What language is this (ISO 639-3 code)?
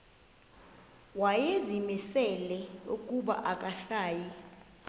xho